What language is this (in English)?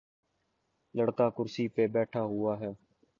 Urdu